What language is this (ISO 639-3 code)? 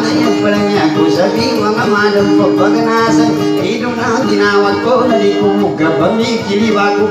ind